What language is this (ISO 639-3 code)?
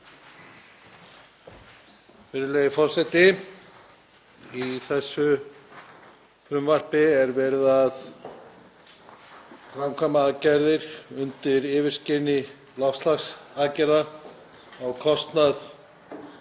isl